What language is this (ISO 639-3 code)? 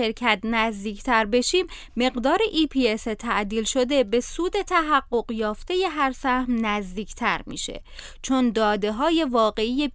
fas